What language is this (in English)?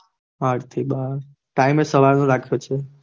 Gujarati